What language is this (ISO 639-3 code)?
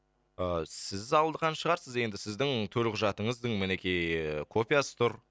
kaz